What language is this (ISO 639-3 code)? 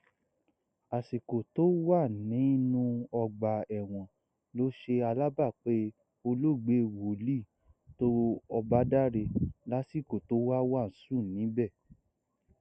yor